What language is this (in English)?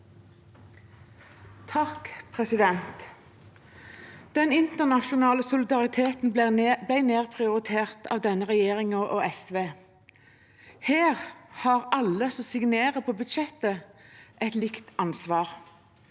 Norwegian